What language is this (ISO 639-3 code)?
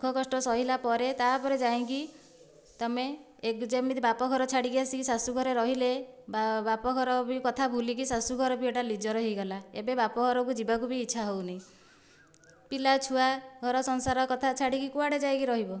ori